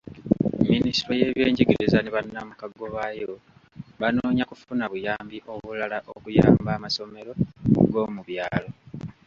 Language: Ganda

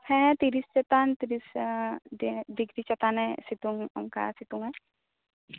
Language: Santali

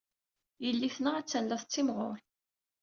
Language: Kabyle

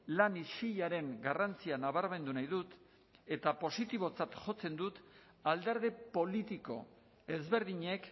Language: Basque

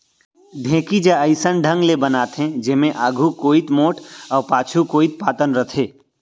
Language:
Chhattisgarhi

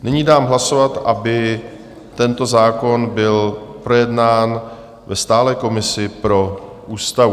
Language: Czech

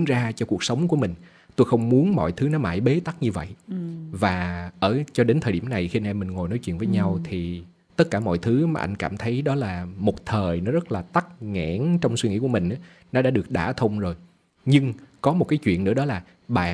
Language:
Vietnamese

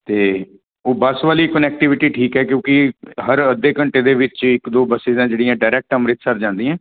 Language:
Punjabi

